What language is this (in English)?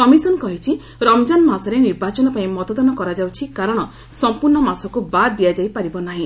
Odia